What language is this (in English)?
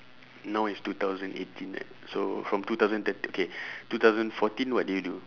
English